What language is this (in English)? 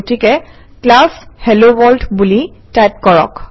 Assamese